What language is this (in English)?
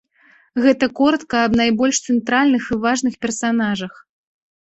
Belarusian